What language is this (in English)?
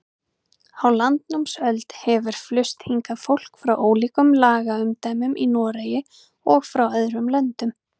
Icelandic